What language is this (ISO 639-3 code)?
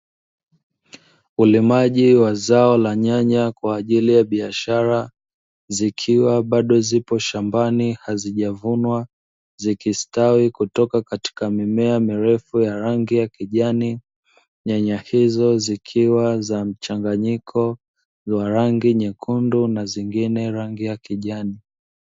swa